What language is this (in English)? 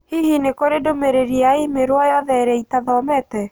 Kikuyu